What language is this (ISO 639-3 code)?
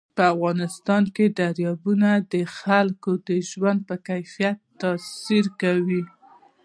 pus